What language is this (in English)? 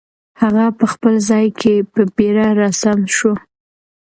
Pashto